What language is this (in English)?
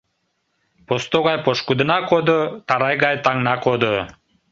Mari